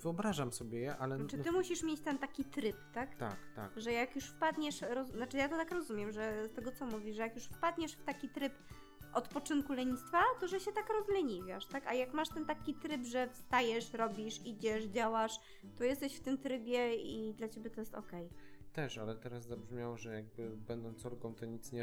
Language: Polish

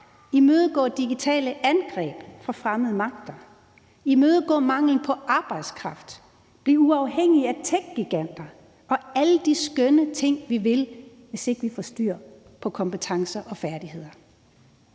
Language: Danish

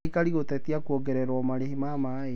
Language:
Kikuyu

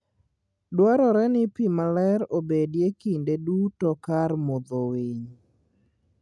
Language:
Luo (Kenya and Tanzania)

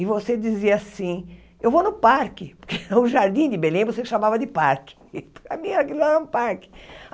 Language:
Portuguese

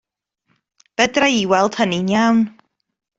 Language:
Welsh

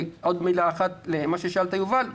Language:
Hebrew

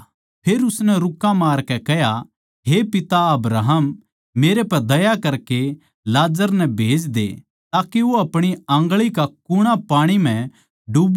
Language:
Haryanvi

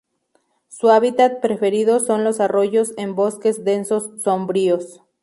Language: Spanish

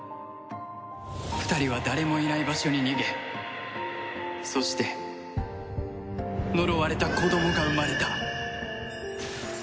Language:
Japanese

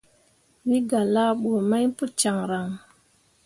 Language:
Mundang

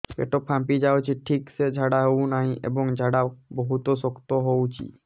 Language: Odia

